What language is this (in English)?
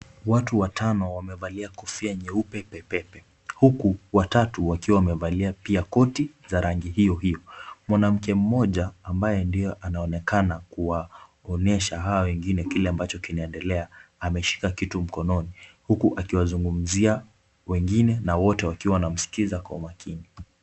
Swahili